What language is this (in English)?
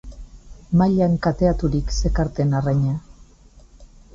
Basque